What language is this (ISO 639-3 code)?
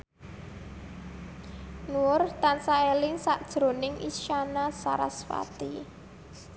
jav